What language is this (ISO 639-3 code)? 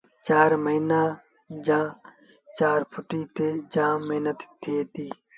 sbn